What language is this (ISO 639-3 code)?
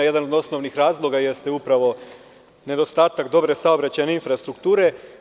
srp